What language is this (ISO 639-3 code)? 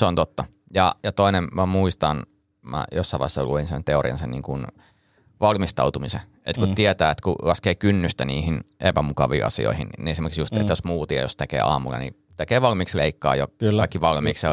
fin